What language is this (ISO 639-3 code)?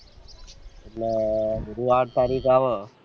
guj